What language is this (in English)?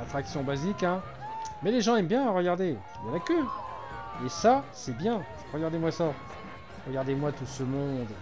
French